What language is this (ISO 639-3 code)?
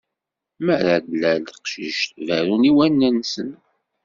kab